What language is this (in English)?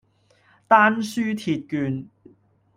Cantonese